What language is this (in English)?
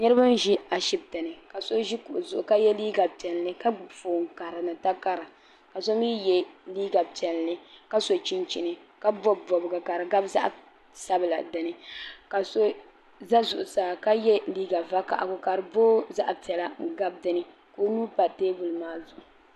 Dagbani